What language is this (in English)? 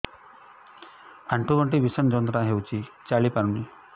Odia